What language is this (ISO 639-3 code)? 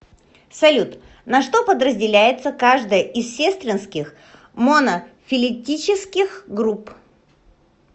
rus